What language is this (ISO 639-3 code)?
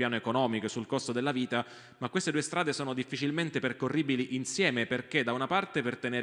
ita